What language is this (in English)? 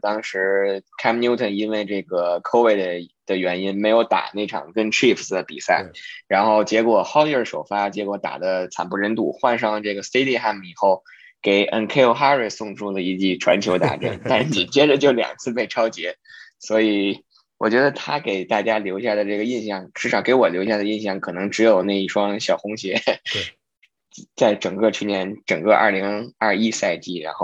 Chinese